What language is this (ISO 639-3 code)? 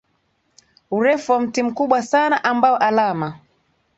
swa